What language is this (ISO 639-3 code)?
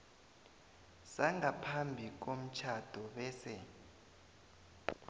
nbl